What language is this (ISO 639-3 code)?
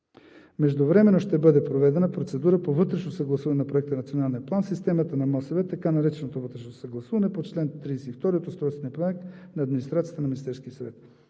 bul